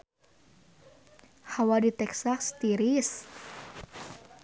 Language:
Sundanese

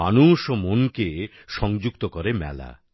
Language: Bangla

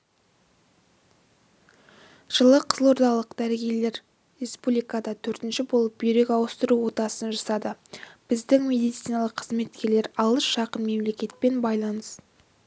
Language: Kazakh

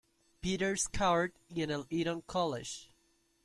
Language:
Spanish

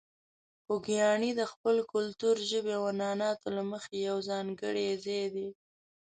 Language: Pashto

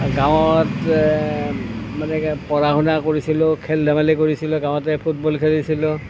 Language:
Assamese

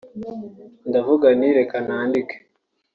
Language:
Kinyarwanda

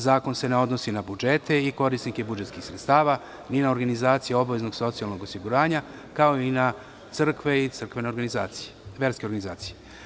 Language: Serbian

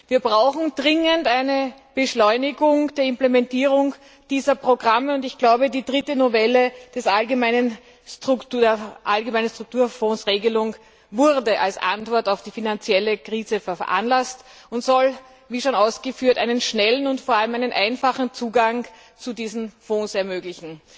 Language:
German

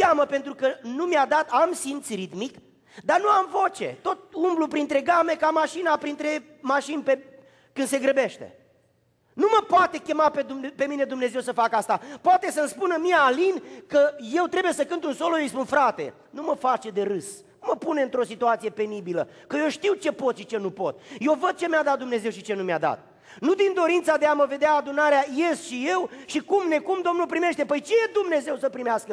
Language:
Romanian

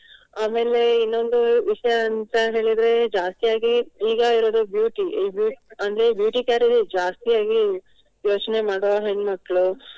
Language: Kannada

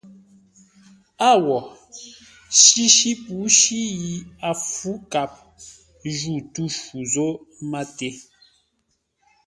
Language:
Ngombale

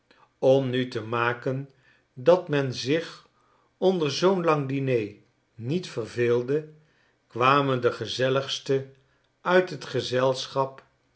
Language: Dutch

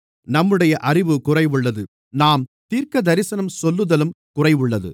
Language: Tamil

